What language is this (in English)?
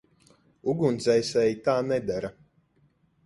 Latvian